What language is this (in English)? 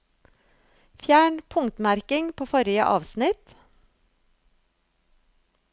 Norwegian